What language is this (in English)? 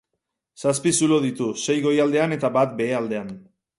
Basque